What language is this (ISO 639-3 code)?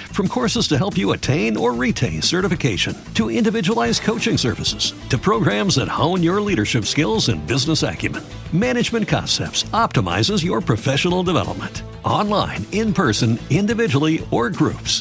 ron